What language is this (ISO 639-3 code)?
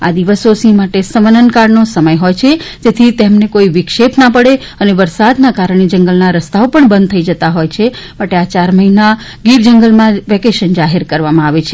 guj